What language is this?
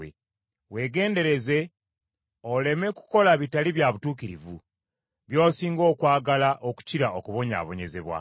Ganda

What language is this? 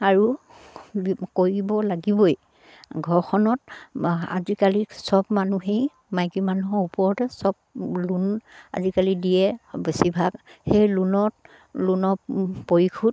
Assamese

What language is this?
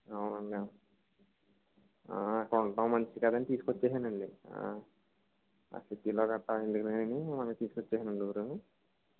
Telugu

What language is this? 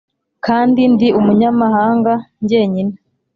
Kinyarwanda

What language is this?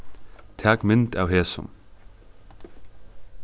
Faroese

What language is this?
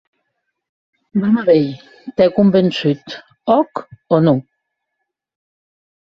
Occitan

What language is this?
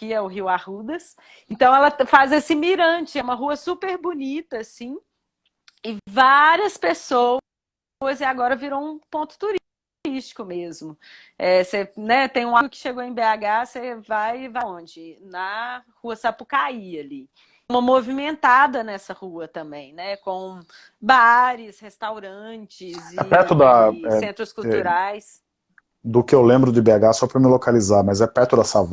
Portuguese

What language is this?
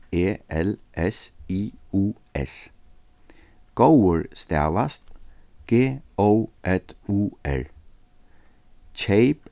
Faroese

